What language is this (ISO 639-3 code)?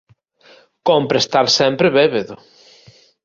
glg